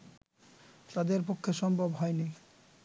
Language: Bangla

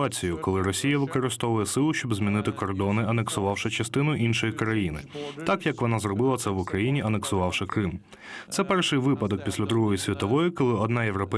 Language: Ukrainian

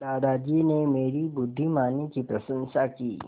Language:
Hindi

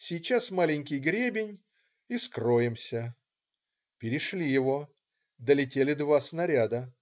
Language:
Russian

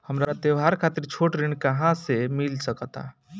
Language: Bhojpuri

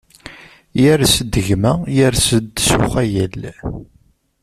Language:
Kabyle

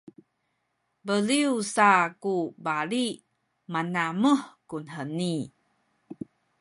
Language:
Sakizaya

